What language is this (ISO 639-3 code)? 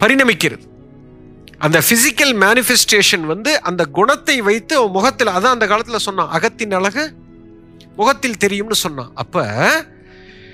tam